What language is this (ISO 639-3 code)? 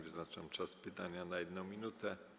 pol